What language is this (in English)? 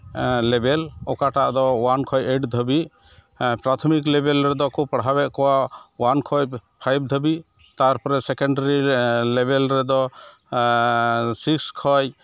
Santali